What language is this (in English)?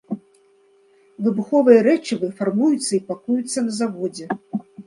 Belarusian